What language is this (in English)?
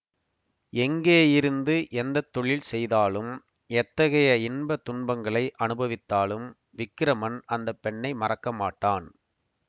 Tamil